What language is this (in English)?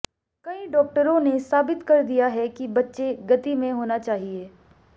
Hindi